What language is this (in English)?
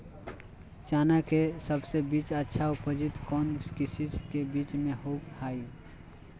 Magahi